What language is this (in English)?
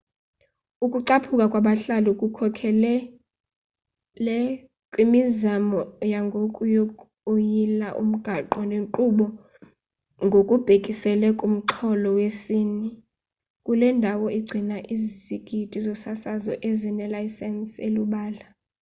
Xhosa